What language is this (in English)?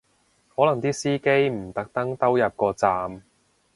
Cantonese